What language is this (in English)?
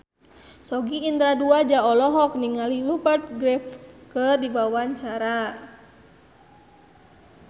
Sundanese